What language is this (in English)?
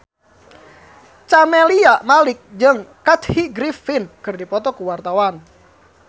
Sundanese